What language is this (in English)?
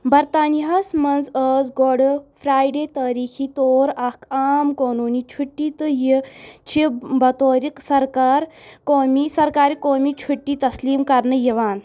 Kashmiri